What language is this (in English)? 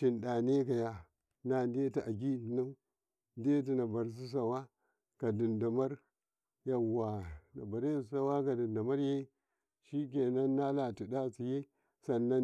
Karekare